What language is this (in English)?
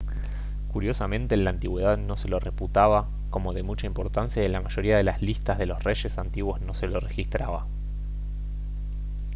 Spanish